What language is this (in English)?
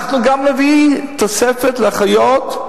Hebrew